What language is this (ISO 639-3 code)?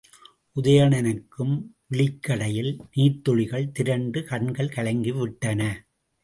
tam